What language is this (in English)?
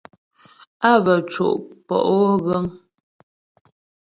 Ghomala